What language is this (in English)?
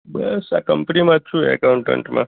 Gujarati